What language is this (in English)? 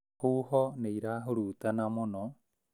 Kikuyu